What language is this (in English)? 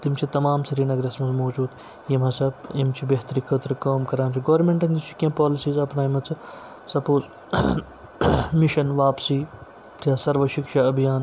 Kashmiri